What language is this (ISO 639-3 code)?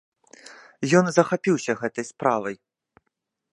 bel